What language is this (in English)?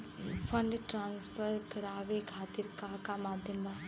Bhojpuri